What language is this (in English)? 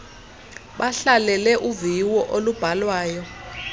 Xhosa